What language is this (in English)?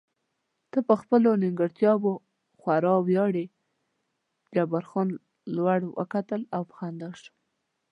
Pashto